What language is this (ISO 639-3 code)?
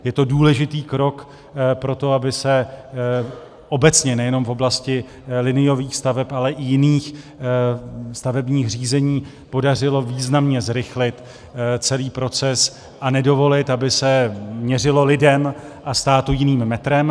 ces